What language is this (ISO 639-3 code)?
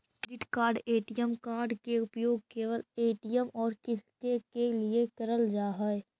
mag